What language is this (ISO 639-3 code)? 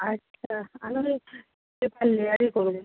ben